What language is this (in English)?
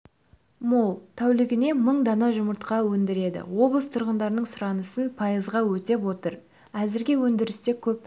Kazakh